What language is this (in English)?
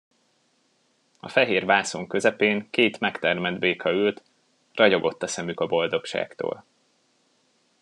Hungarian